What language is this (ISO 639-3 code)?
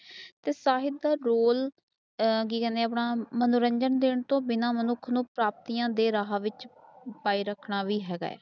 pan